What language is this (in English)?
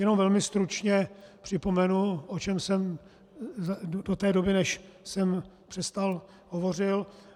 Czech